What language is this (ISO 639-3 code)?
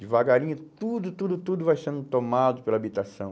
por